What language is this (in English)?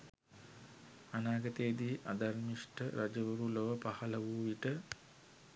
Sinhala